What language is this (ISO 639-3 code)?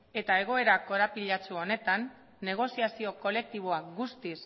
eus